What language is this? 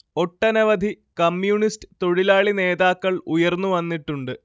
Malayalam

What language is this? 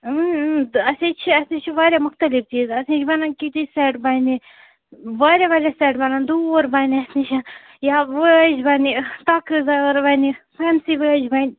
Kashmiri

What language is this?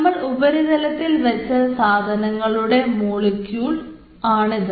Malayalam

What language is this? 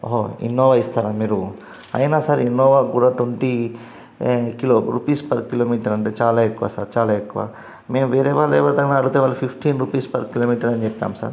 Telugu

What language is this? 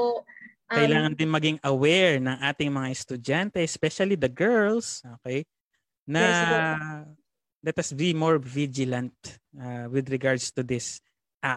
Filipino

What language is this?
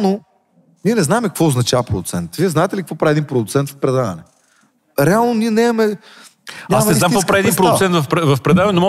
Bulgarian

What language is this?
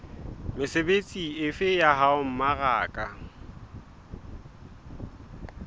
Southern Sotho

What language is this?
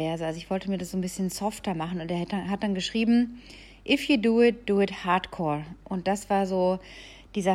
German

